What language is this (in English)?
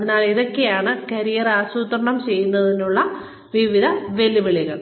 Malayalam